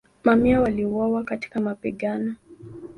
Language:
Swahili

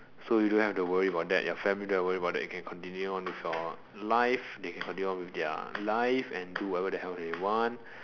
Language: English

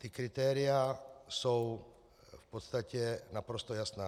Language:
Czech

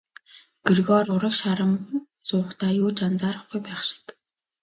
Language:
Mongolian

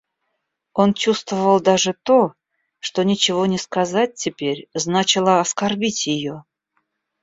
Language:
Russian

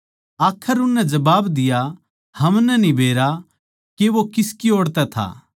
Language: Haryanvi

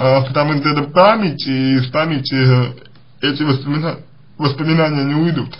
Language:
Russian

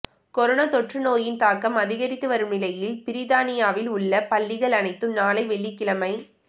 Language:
Tamil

